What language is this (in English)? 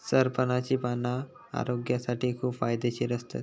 Marathi